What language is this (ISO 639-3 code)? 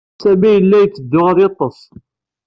kab